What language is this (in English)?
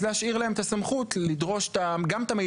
Hebrew